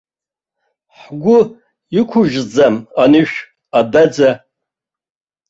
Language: Abkhazian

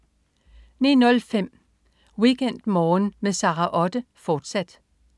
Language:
Danish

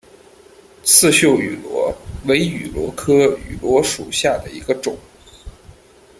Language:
Chinese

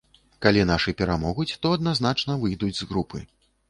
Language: Belarusian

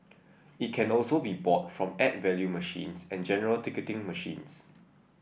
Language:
English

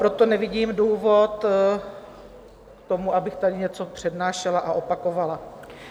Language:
Czech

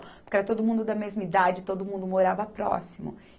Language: Portuguese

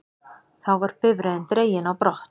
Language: Icelandic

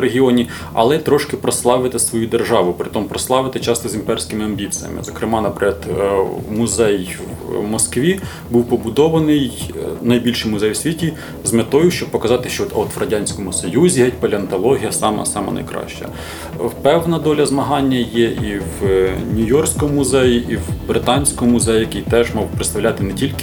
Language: Ukrainian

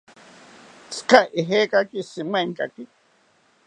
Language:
South Ucayali Ashéninka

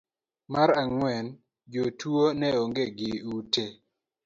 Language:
Luo (Kenya and Tanzania)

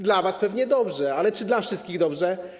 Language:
Polish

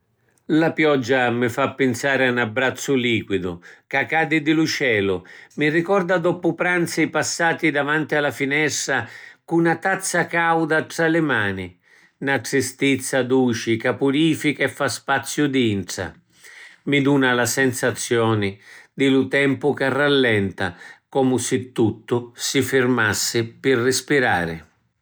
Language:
Sicilian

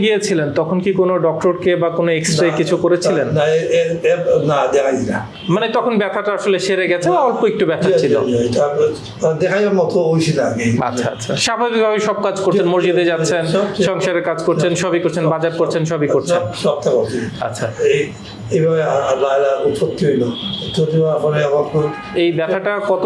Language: English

